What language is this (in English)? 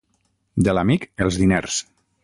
Catalan